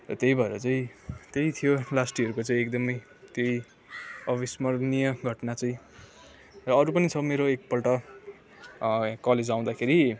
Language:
Nepali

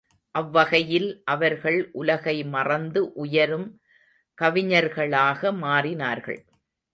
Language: Tamil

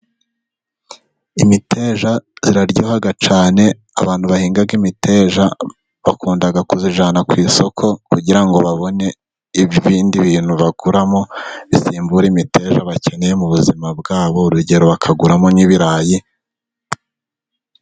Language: Kinyarwanda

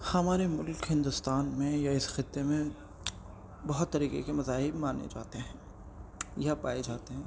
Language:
Urdu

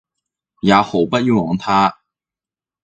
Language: Cantonese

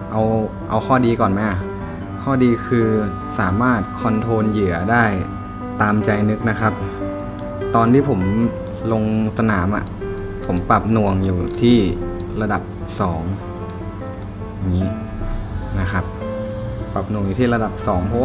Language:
Thai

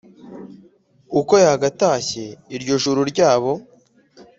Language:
Kinyarwanda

